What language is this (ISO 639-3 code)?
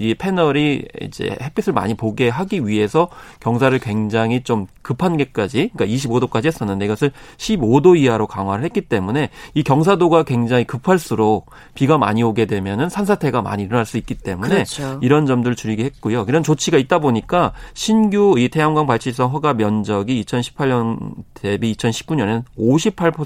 kor